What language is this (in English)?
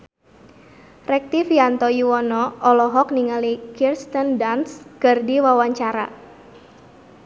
Sundanese